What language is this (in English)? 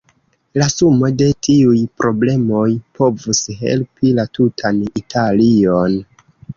Esperanto